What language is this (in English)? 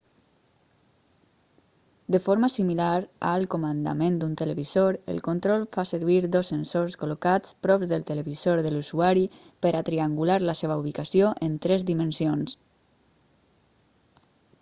Catalan